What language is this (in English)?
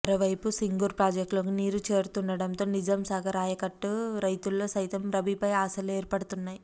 Telugu